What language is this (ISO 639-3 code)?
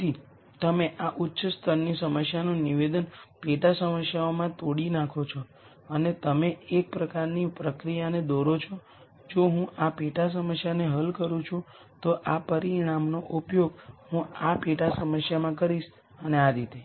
guj